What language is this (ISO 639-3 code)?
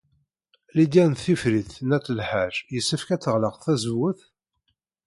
kab